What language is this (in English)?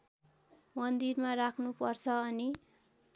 Nepali